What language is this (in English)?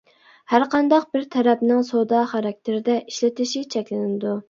Uyghur